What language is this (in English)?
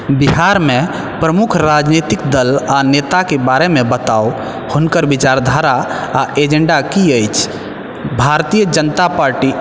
Maithili